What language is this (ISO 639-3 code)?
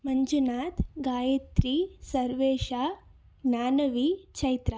kan